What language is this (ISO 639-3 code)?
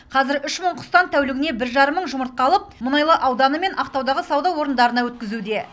kaz